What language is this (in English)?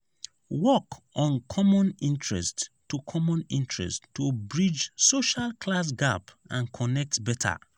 Nigerian Pidgin